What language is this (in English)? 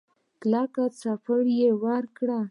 Pashto